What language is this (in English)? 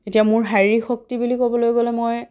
Assamese